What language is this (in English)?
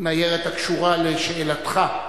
Hebrew